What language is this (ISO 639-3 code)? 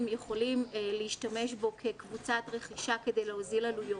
heb